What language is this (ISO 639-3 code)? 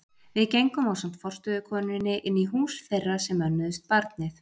isl